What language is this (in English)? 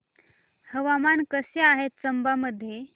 Marathi